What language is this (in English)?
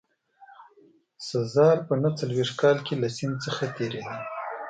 Pashto